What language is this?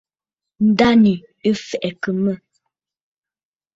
Bafut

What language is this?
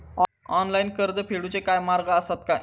Marathi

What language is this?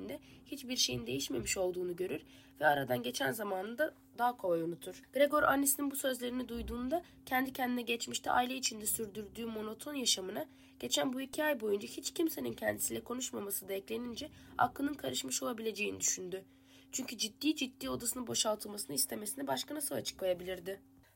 Turkish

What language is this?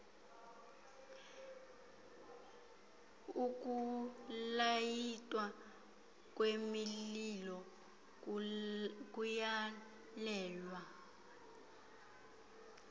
Xhosa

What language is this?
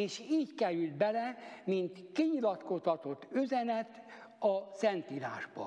Hungarian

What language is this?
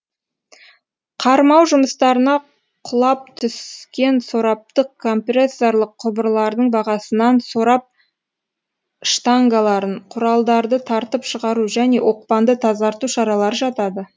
Kazakh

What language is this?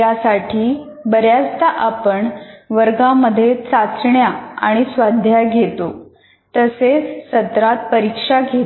Marathi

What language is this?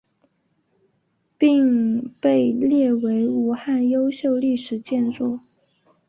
Chinese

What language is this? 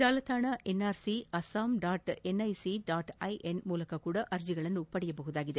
Kannada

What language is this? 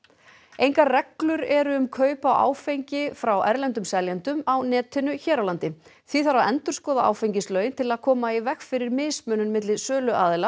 Icelandic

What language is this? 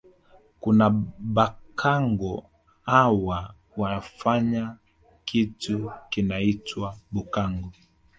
Swahili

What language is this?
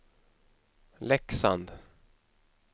Swedish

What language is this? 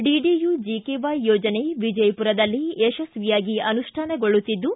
Kannada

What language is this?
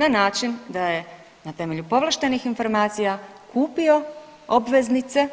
Croatian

